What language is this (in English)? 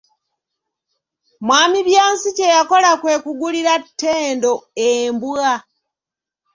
Ganda